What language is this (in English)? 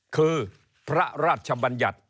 Thai